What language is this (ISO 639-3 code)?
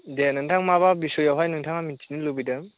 brx